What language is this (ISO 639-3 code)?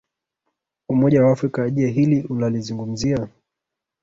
swa